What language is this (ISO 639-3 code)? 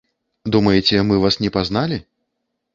bel